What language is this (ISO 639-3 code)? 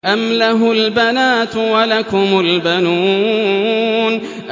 ara